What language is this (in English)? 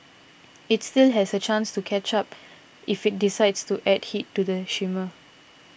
English